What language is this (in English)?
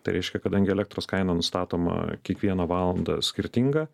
Lithuanian